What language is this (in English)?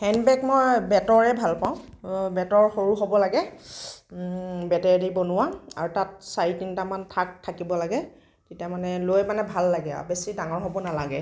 Assamese